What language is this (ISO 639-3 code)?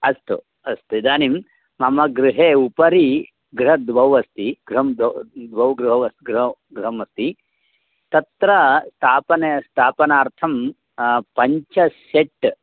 san